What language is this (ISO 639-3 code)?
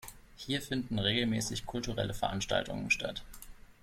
deu